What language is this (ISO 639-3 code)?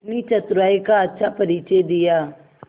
hin